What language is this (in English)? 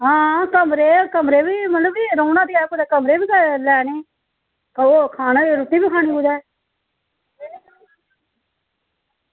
Dogri